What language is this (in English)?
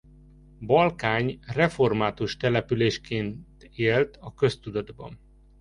Hungarian